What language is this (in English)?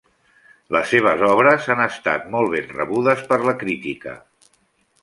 Catalan